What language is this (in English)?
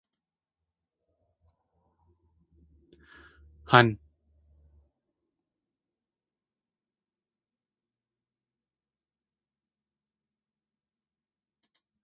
Tlingit